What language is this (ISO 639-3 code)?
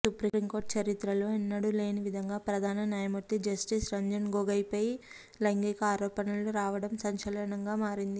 tel